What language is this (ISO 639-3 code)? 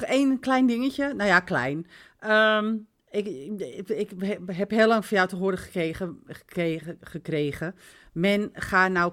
nld